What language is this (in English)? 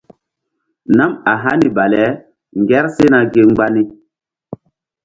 Mbum